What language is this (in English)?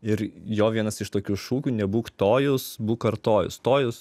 Lithuanian